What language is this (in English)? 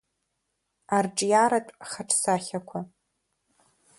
Abkhazian